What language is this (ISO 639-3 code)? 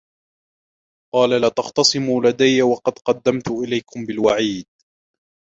ara